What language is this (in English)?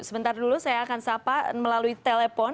Indonesian